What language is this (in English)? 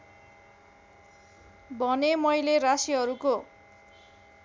Nepali